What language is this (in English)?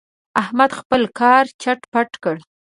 Pashto